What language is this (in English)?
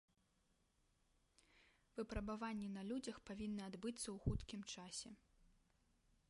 Belarusian